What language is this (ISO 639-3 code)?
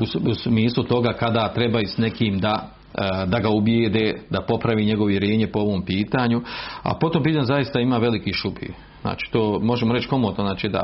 hrv